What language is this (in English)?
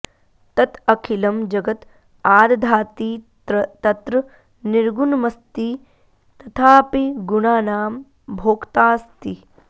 Sanskrit